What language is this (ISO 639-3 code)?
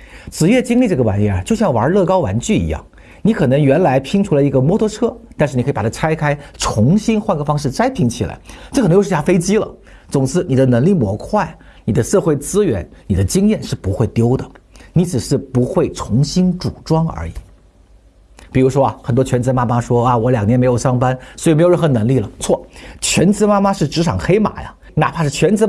zho